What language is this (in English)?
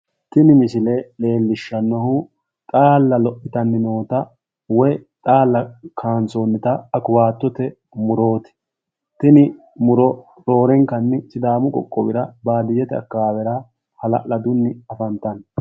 Sidamo